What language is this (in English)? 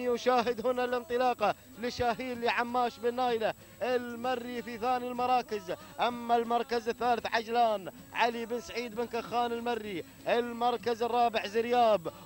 Arabic